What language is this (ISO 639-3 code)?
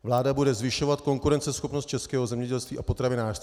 ces